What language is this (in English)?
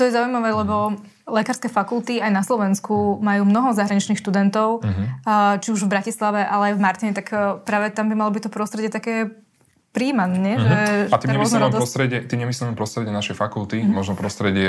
Slovak